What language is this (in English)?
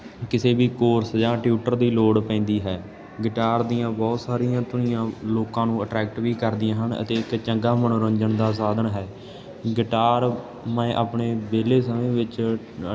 Punjabi